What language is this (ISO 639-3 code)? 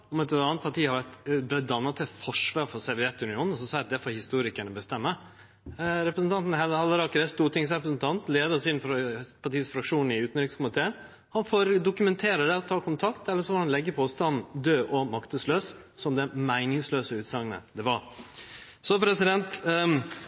nno